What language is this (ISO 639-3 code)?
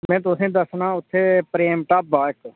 doi